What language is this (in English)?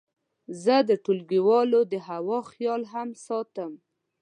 Pashto